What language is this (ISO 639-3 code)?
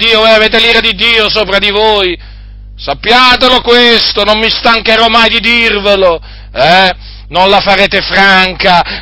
ita